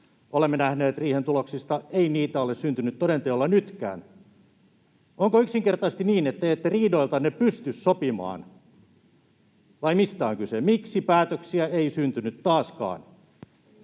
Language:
Finnish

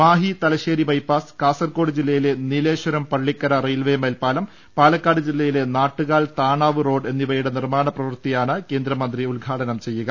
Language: Malayalam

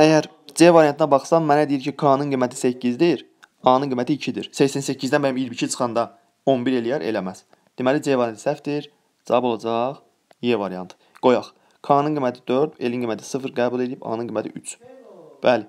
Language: Turkish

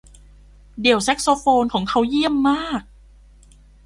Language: Thai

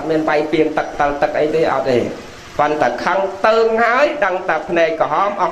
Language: Vietnamese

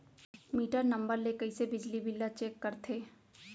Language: Chhattisgarhi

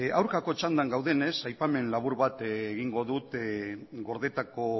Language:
Basque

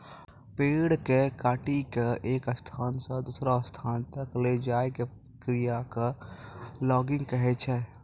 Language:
Maithili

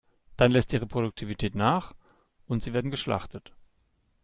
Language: German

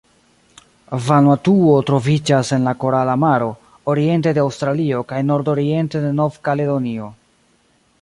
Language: Esperanto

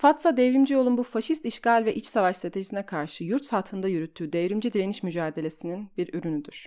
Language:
Turkish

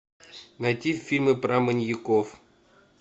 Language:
Russian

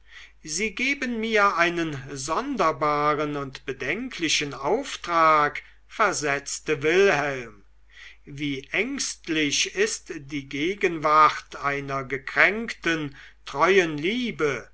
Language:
German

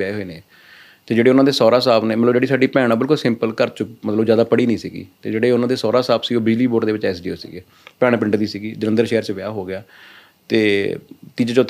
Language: Punjabi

